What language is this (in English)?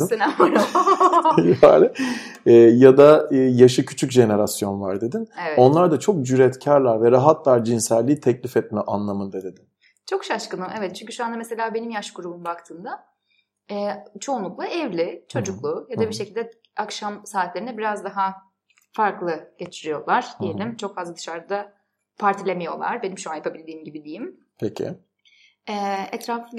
Turkish